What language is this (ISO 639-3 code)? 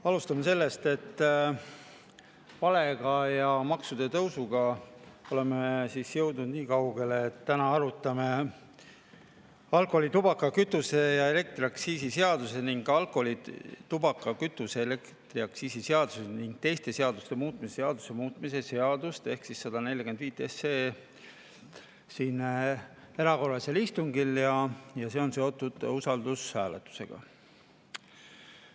est